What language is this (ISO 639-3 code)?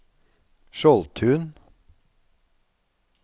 nor